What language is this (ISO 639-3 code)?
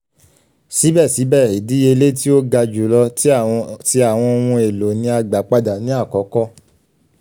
yor